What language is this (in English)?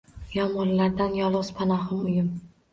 Uzbek